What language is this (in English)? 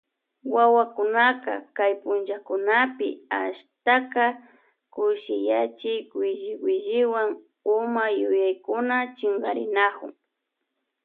Loja Highland Quichua